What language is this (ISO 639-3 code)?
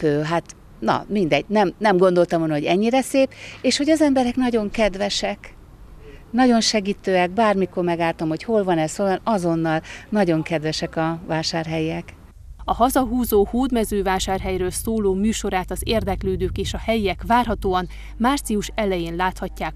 hun